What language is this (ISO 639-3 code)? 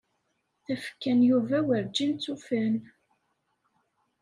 kab